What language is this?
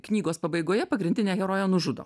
Lithuanian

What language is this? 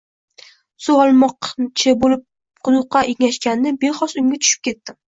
Uzbek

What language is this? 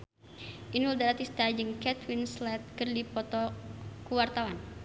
Sundanese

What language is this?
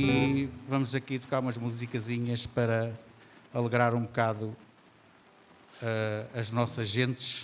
Portuguese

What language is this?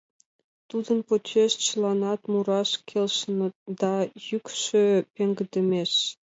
Mari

